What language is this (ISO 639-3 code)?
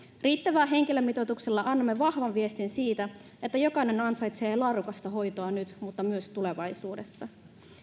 fin